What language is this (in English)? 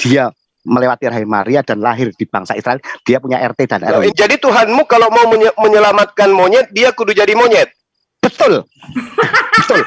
Indonesian